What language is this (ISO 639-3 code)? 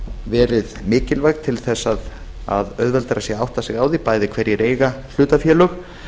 isl